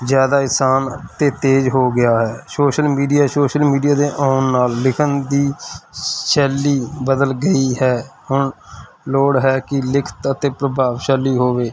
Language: Punjabi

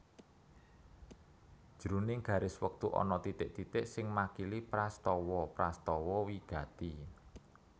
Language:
Javanese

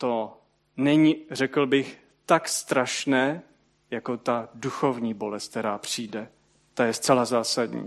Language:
Czech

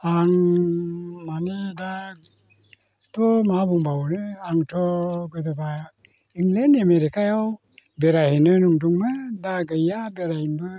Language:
Bodo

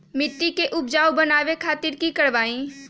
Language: Magahi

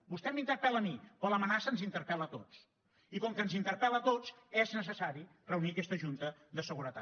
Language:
Catalan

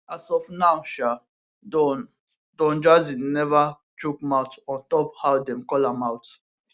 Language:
Nigerian Pidgin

